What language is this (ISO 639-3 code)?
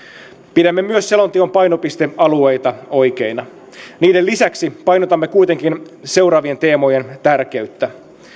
fin